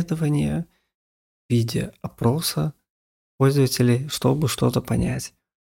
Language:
Russian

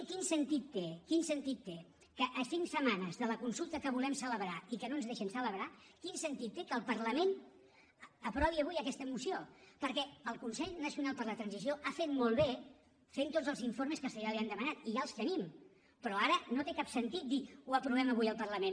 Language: Catalan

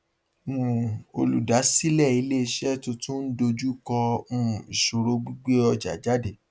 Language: Yoruba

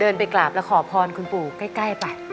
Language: Thai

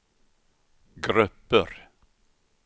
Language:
Swedish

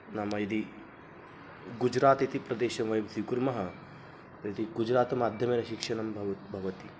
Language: Sanskrit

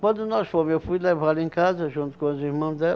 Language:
Portuguese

